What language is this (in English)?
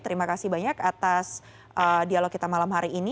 Indonesian